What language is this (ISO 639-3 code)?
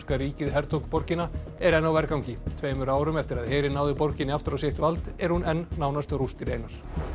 isl